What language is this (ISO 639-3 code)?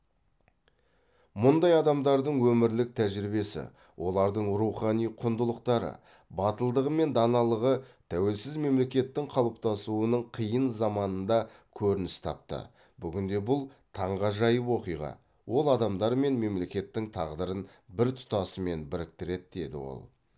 kaz